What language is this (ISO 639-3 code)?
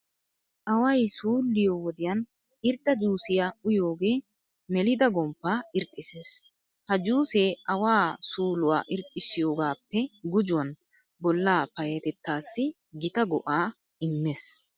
wal